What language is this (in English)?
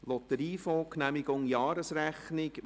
Swiss German